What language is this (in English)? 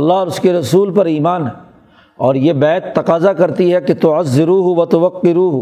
Urdu